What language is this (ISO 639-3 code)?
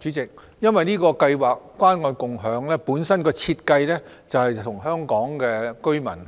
yue